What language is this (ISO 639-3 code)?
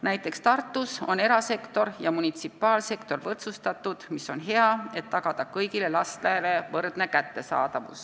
est